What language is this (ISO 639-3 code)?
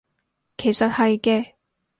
yue